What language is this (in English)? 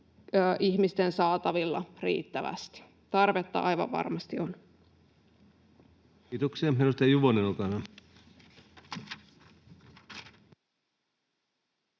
Finnish